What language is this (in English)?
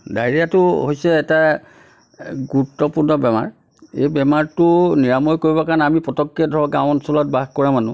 Assamese